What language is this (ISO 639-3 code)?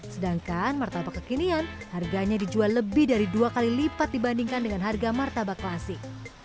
ind